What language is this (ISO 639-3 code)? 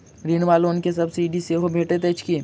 mai